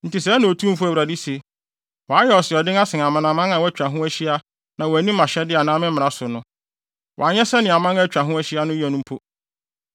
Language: Akan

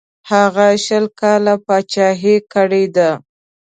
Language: Pashto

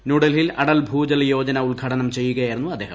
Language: Malayalam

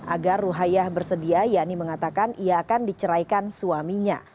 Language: Indonesian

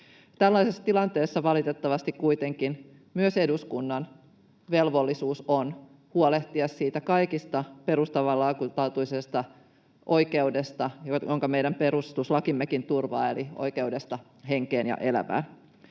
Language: Finnish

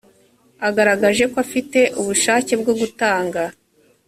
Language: Kinyarwanda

